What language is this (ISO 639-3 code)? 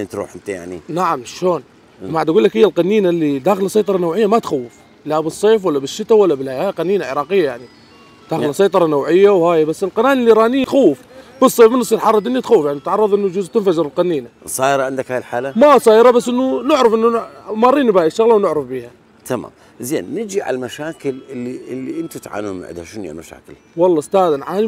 ara